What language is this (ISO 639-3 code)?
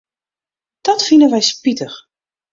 fry